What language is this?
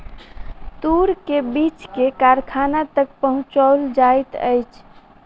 Maithili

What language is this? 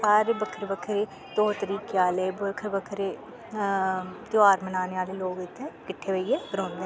Dogri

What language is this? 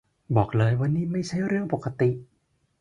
Thai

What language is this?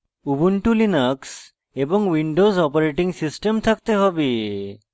Bangla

